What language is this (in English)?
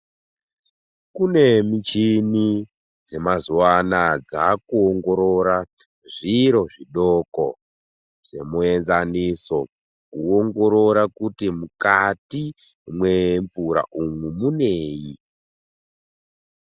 Ndau